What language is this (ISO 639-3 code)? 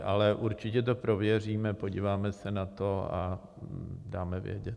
ces